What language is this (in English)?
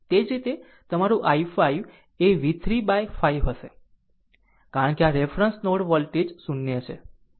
Gujarati